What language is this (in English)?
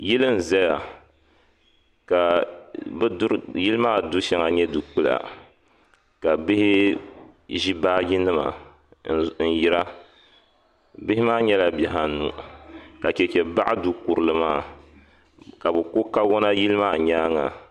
Dagbani